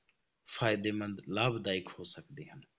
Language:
Punjabi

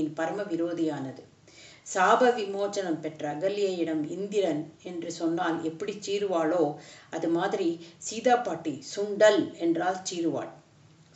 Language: Tamil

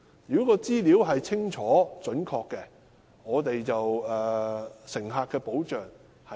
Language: Cantonese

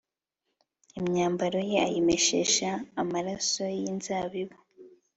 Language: Kinyarwanda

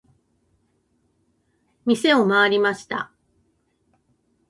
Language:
Japanese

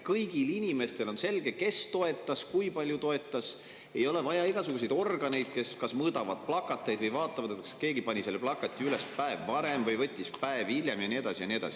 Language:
Estonian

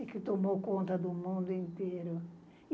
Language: Portuguese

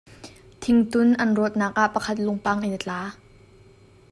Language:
Hakha Chin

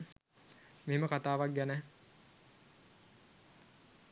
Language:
Sinhala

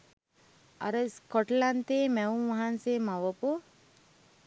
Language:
Sinhala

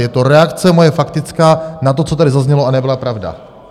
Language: Czech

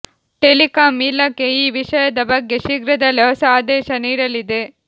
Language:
Kannada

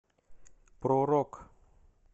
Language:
Russian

